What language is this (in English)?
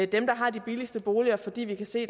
Danish